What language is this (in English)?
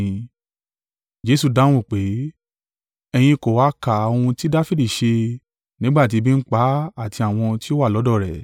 Yoruba